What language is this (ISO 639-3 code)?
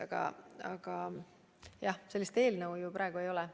est